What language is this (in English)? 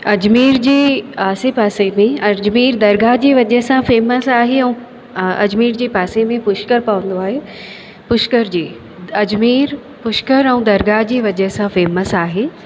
Sindhi